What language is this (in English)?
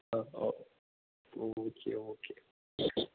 Malayalam